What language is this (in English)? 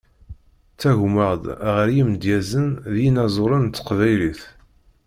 Kabyle